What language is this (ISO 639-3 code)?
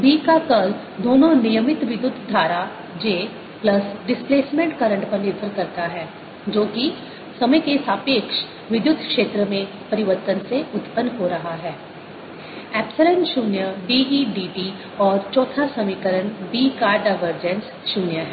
hin